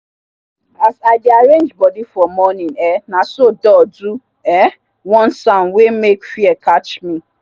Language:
Nigerian Pidgin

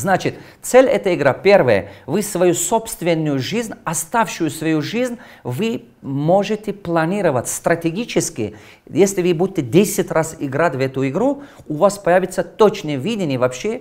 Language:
Russian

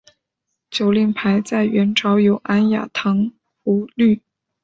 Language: Chinese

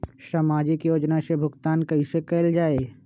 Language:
Magahi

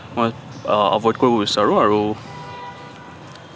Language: Assamese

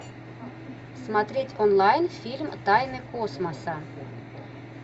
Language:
Russian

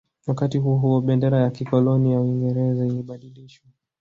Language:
Swahili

